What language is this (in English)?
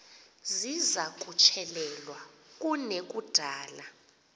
Xhosa